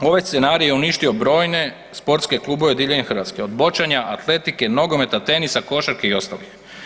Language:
Croatian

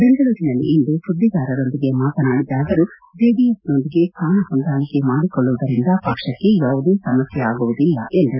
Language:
Kannada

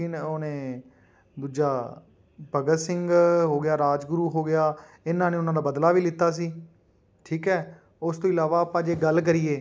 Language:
Punjabi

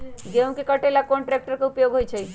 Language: Magahi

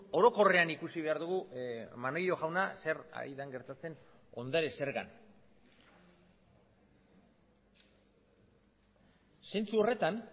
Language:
Basque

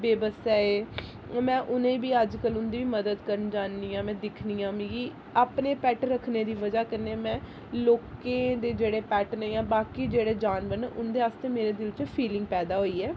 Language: Dogri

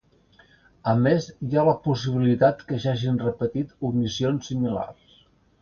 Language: Catalan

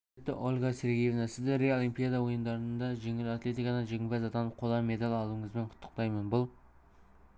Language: Kazakh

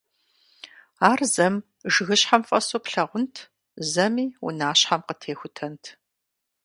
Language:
Kabardian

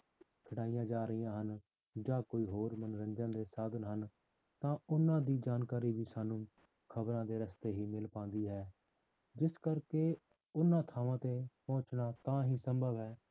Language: Punjabi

